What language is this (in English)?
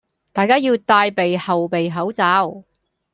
Cantonese